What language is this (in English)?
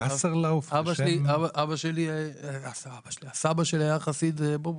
Hebrew